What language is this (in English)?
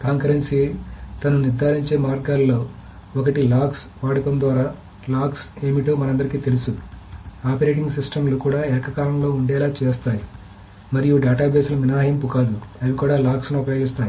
Telugu